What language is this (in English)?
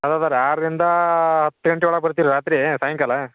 Kannada